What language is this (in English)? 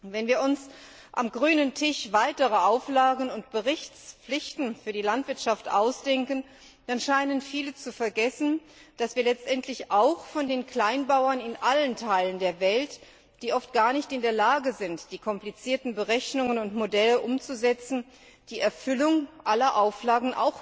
German